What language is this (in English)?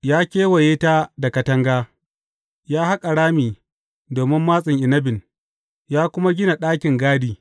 Hausa